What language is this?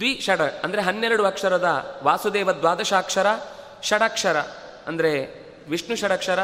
Kannada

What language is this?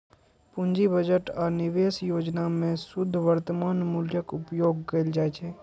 Maithili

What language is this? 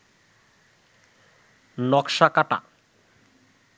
Bangla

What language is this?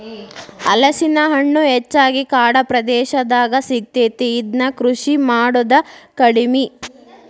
Kannada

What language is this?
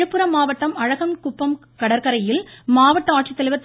Tamil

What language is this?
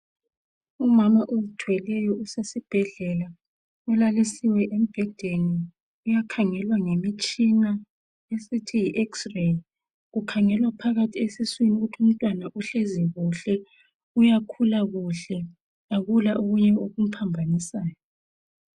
North Ndebele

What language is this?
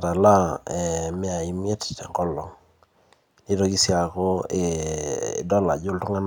Masai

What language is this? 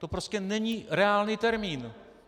Czech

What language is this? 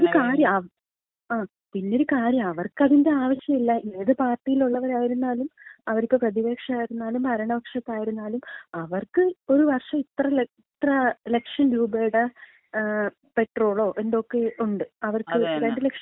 Malayalam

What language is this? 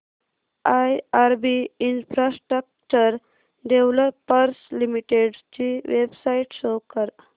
Marathi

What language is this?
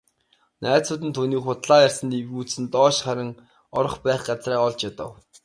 Mongolian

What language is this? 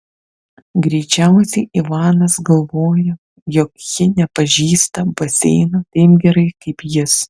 Lithuanian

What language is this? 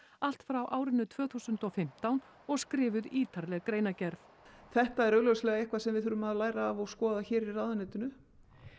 Icelandic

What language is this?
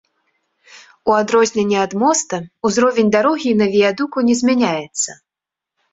Belarusian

